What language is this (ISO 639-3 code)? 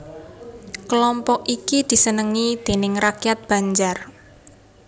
jav